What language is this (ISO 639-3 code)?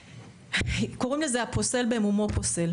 heb